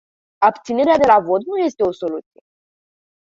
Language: Romanian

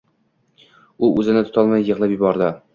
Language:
Uzbek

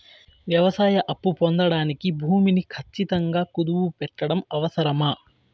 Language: Telugu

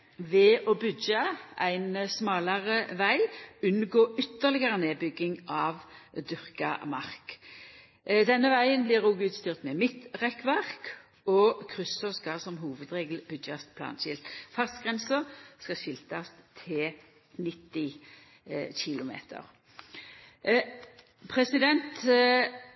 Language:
Norwegian Nynorsk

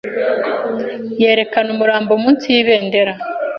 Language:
Kinyarwanda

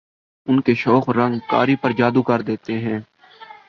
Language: Urdu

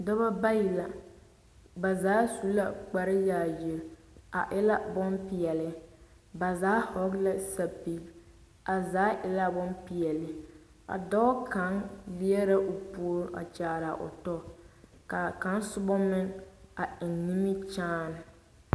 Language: Southern Dagaare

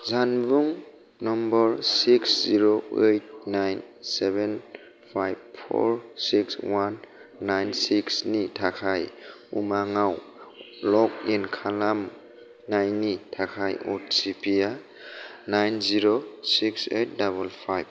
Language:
Bodo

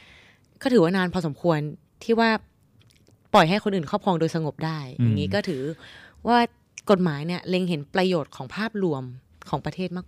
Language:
Thai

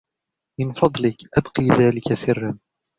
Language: Arabic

